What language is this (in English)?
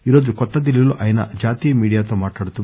Telugu